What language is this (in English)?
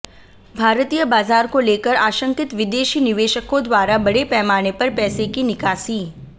Hindi